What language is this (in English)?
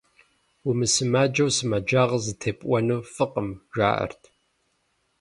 Kabardian